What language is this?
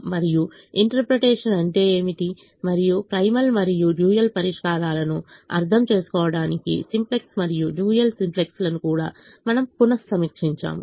Telugu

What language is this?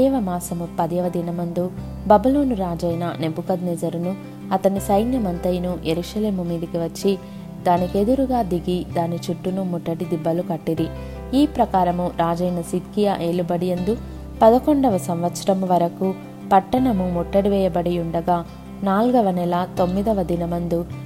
Telugu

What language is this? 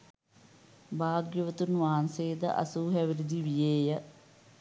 Sinhala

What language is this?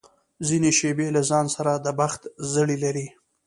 Pashto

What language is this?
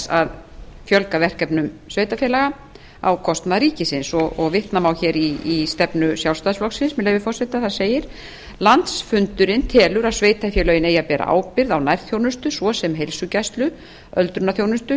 Icelandic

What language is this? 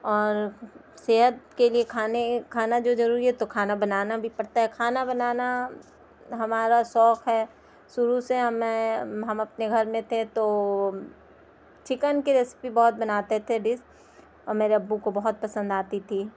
Urdu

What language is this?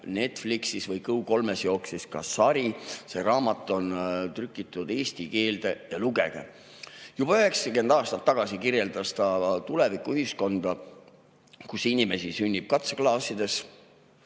Estonian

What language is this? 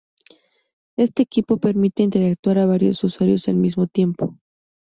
Spanish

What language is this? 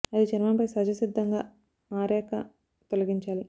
Telugu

